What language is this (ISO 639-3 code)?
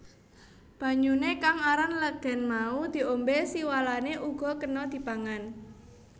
jav